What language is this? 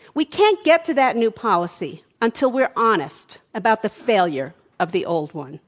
English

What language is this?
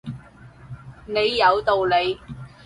Cantonese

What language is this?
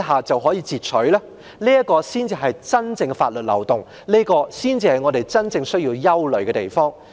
Cantonese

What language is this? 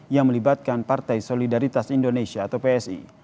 Indonesian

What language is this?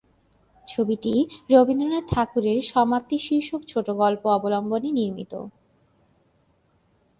Bangla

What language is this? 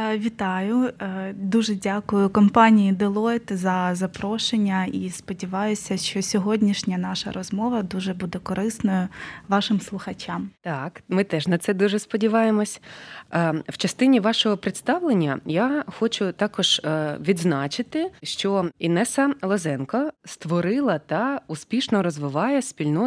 Ukrainian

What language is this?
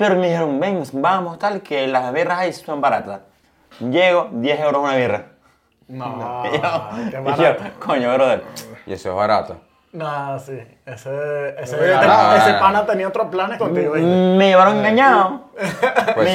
Spanish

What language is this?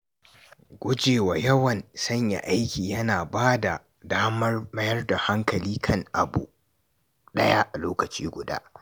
Hausa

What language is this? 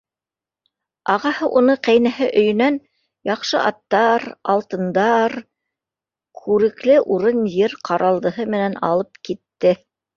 Bashkir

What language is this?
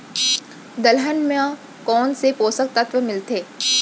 Chhattisgarhi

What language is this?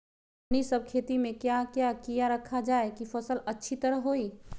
Magahi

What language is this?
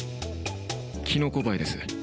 Japanese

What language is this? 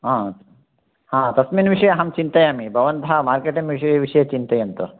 Sanskrit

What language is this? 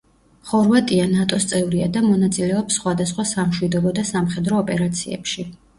Georgian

